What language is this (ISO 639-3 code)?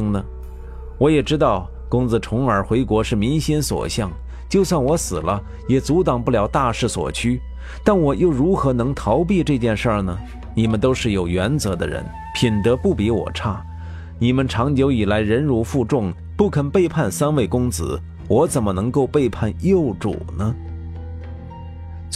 zho